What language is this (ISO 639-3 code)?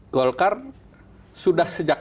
ind